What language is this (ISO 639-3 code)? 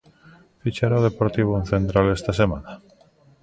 glg